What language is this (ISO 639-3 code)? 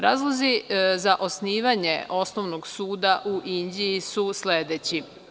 srp